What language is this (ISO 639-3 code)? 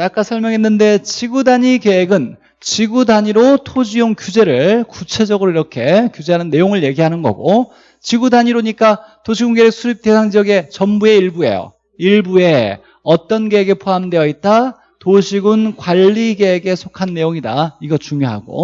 kor